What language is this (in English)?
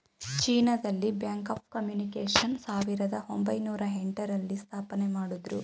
Kannada